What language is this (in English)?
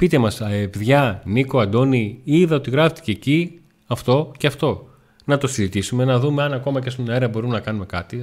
Greek